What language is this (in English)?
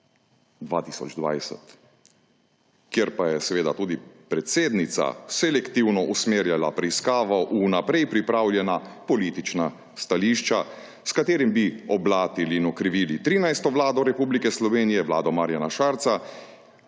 Slovenian